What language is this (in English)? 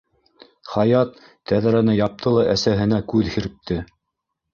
Bashkir